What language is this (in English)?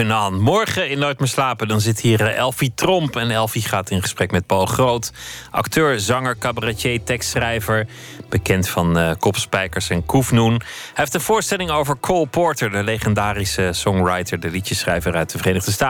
Dutch